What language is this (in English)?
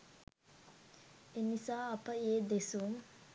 Sinhala